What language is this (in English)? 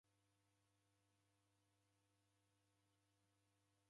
Taita